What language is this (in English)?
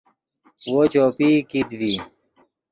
Yidgha